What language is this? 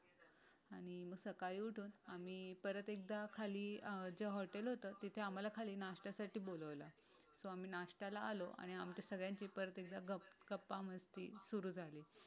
Marathi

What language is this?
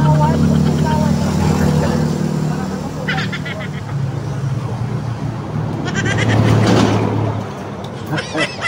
Filipino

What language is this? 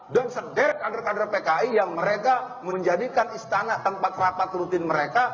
Indonesian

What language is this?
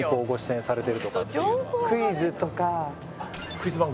Japanese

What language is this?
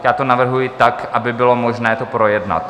Czech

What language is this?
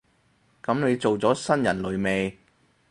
Cantonese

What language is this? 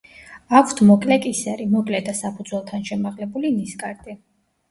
Georgian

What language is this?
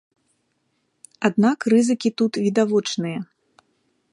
Belarusian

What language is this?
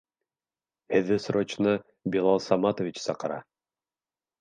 Bashkir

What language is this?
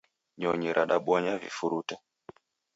Taita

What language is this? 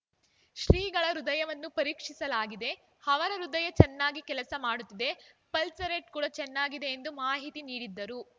Kannada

